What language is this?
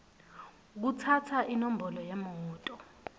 Swati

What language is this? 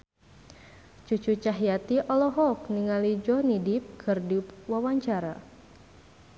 Sundanese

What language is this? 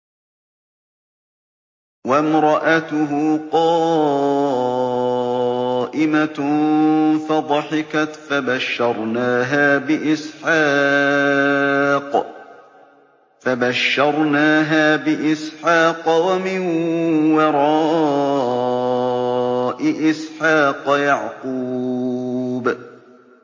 Arabic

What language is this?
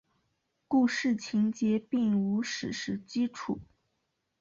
Chinese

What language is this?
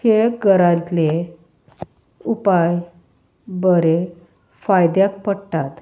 Konkani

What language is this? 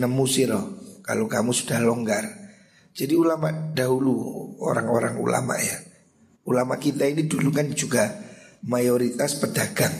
Indonesian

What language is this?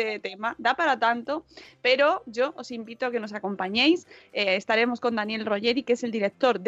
Spanish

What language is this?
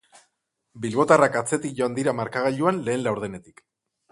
Basque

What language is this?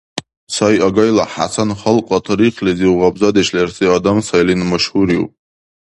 Dargwa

